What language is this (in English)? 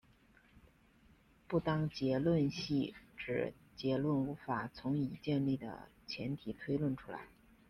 Chinese